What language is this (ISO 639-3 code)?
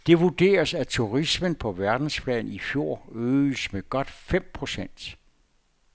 dan